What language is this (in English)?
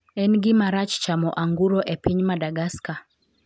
Luo (Kenya and Tanzania)